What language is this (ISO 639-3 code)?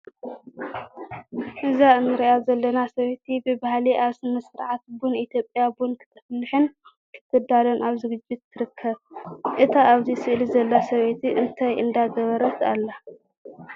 tir